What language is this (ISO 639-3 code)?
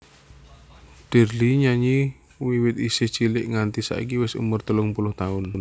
jav